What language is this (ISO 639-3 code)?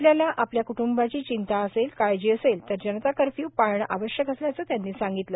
mar